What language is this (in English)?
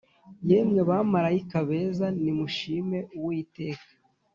Kinyarwanda